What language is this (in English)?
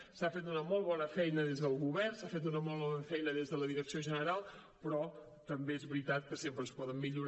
Catalan